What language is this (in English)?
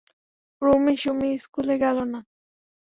Bangla